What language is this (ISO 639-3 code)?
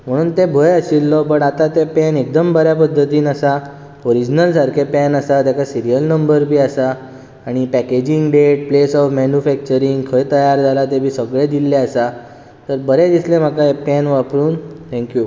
kok